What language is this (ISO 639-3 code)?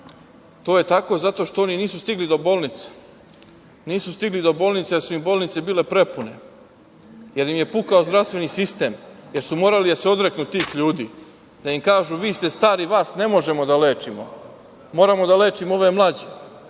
srp